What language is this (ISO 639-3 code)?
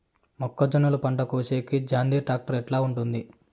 tel